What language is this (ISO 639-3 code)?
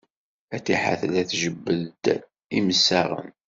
kab